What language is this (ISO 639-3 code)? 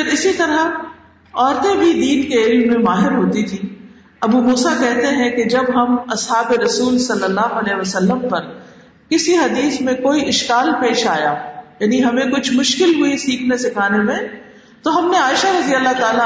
urd